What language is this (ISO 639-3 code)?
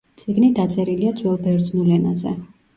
kat